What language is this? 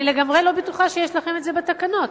Hebrew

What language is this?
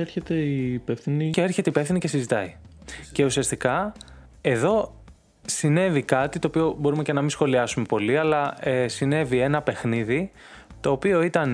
Greek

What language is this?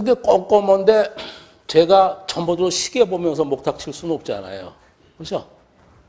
Korean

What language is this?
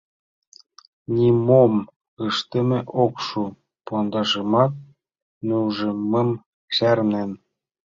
Mari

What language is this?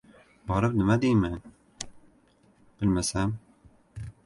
Uzbek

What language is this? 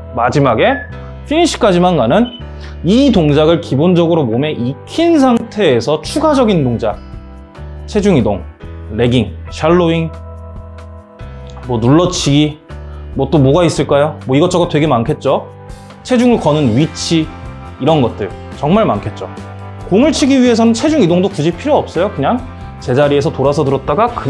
Korean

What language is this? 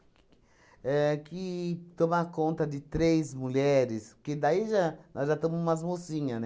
Portuguese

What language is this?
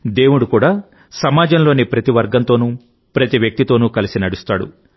Telugu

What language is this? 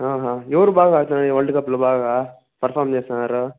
Telugu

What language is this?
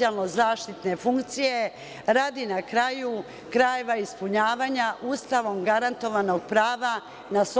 Serbian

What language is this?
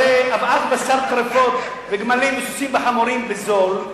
Hebrew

